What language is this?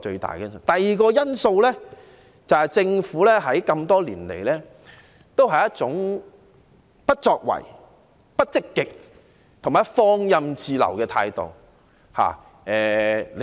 Cantonese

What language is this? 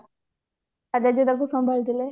Odia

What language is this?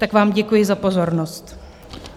Czech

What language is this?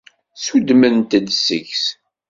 Kabyle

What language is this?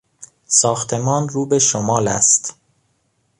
Persian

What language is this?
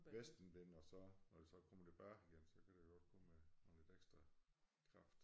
Danish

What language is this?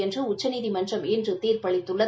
Tamil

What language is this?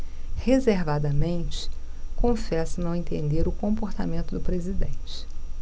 Portuguese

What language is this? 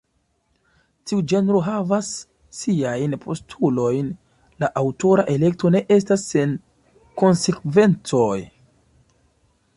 Esperanto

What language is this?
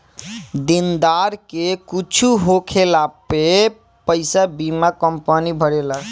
Bhojpuri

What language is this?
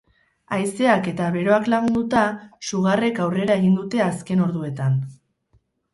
Basque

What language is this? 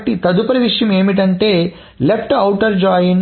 Telugu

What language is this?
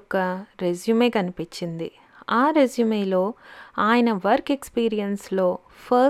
Telugu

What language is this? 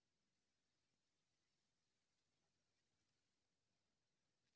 Magahi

